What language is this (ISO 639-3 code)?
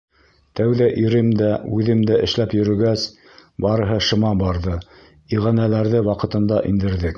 bak